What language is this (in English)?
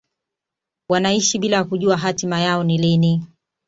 Swahili